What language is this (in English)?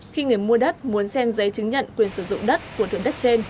Vietnamese